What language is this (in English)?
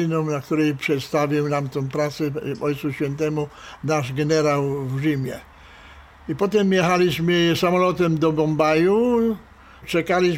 Polish